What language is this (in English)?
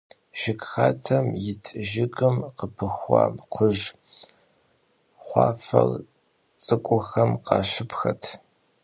Kabardian